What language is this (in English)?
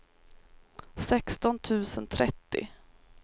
Swedish